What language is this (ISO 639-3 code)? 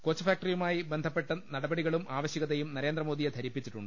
mal